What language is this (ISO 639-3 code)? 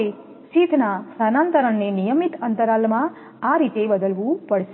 guj